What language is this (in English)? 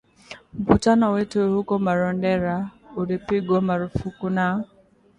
Swahili